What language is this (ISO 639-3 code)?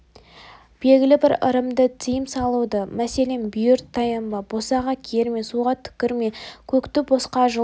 kaz